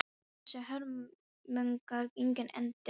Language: Icelandic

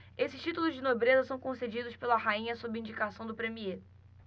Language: Portuguese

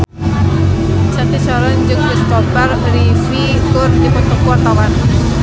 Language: Sundanese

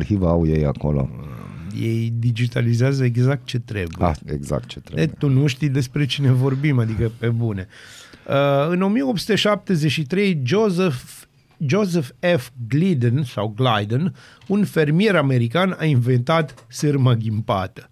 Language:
Romanian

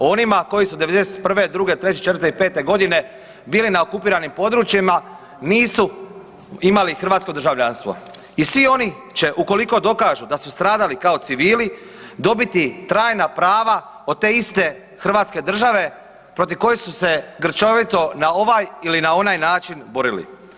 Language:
Croatian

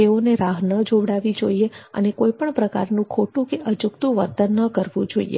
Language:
Gujarati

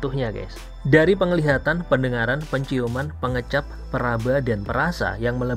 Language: Indonesian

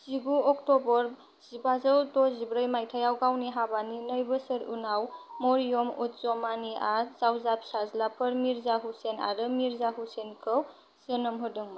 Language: Bodo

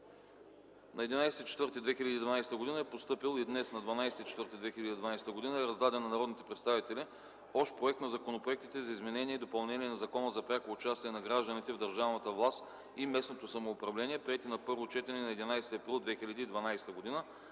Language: Bulgarian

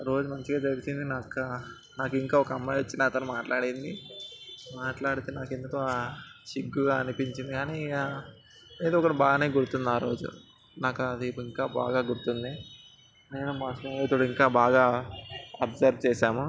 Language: Telugu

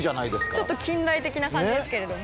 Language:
Japanese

